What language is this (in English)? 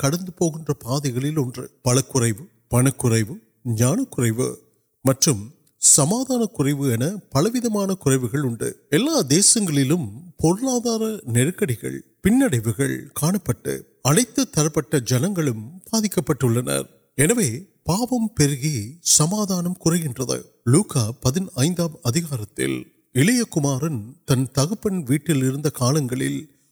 Urdu